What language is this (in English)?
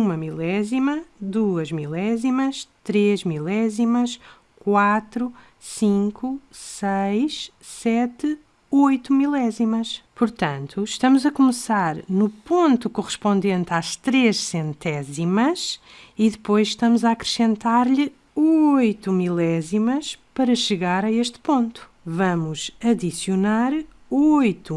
Portuguese